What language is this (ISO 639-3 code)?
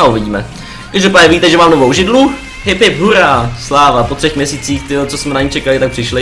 ces